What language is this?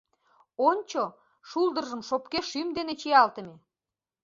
Mari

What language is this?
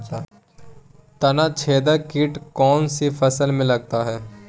Magahi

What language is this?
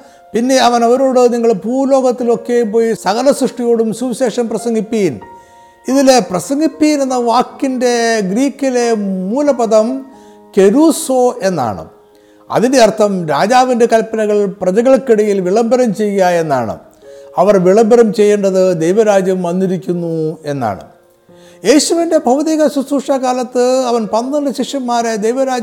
Malayalam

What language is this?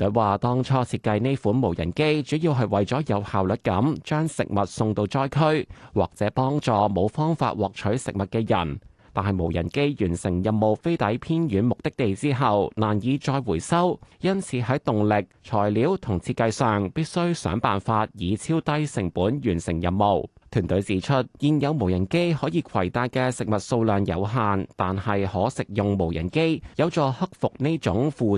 Chinese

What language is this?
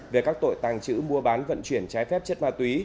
Vietnamese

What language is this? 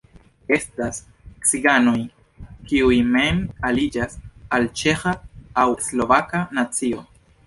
Esperanto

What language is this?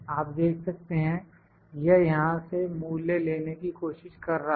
Hindi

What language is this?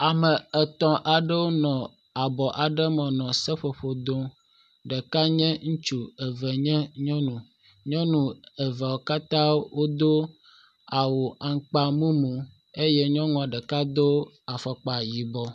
Ewe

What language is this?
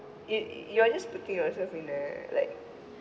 English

